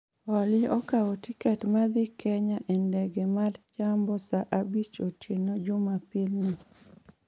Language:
Luo (Kenya and Tanzania)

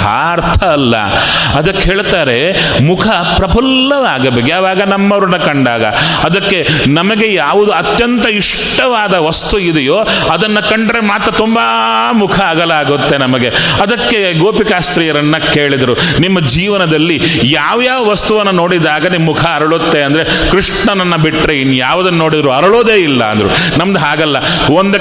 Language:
Kannada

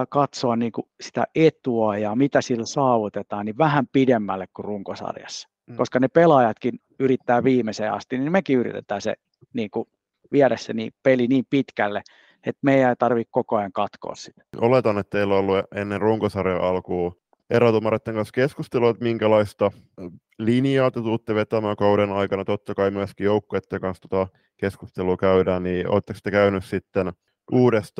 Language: Finnish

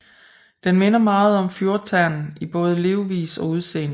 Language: Danish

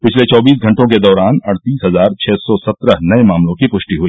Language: Hindi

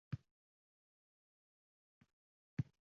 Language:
Uzbek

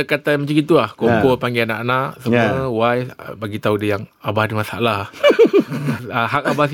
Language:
Malay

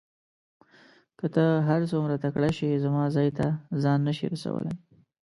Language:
Pashto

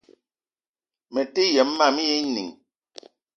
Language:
Eton (Cameroon)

